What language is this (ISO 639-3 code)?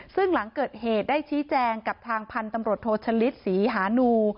tha